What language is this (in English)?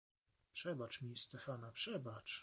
Polish